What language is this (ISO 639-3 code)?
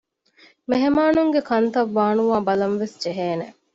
div